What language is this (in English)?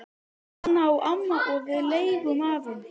Icelandic